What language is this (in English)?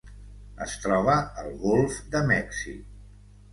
Catalan